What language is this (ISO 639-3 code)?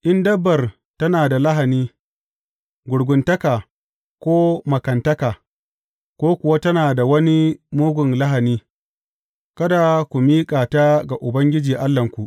hau